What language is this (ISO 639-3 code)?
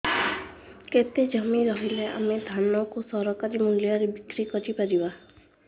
ori